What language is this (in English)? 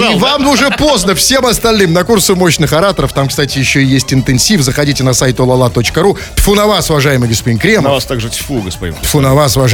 Russian